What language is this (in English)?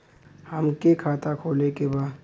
Bhojpuri